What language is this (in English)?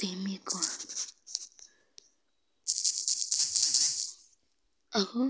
Kalenjin